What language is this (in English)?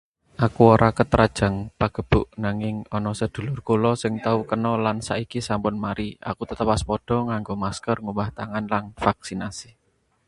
Javanese